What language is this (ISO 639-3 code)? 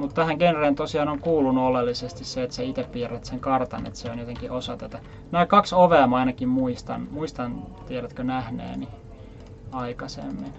fin